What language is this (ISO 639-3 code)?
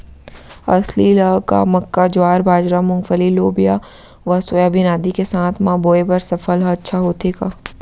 hne